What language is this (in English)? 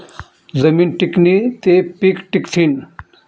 Marathi